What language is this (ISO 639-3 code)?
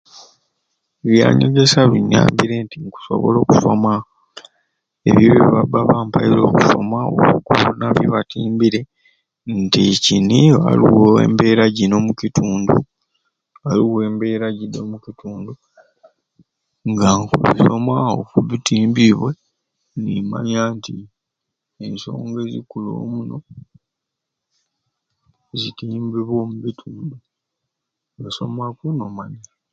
ruc